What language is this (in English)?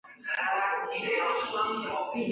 Chinese